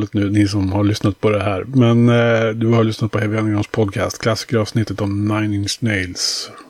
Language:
Swedish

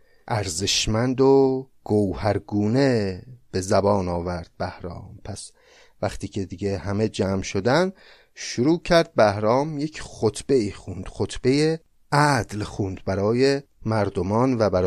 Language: Persian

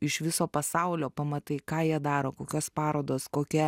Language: Lithuanian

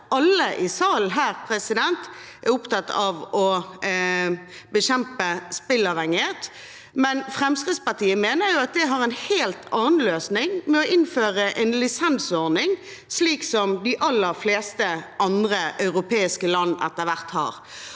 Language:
Norwegian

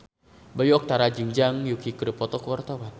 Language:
Sundanese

